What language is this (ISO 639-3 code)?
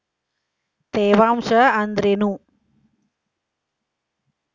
kan